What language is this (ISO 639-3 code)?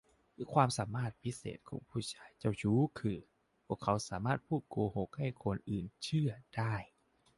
tha